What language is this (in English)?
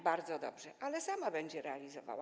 Polish